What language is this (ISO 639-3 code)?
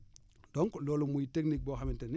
wol